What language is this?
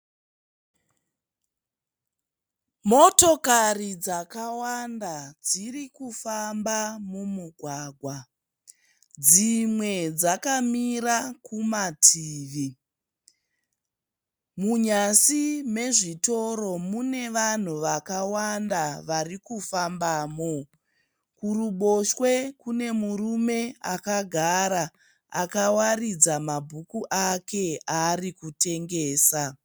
Shona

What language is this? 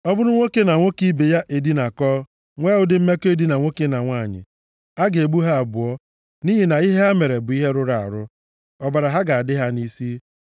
Igbo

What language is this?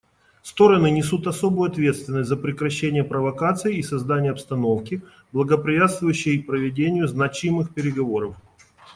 Russian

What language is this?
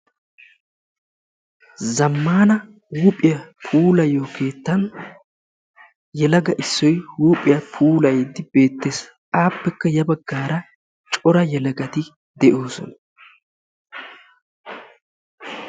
Wolaytta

